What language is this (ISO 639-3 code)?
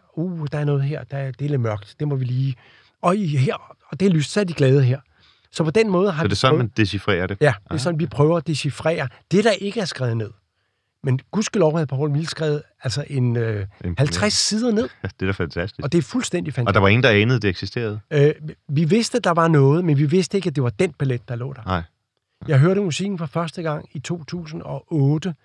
dan